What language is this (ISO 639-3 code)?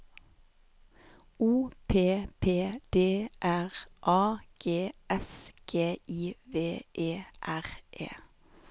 nor